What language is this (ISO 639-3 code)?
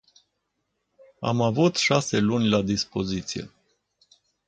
ron